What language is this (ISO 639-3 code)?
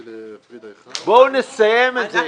heb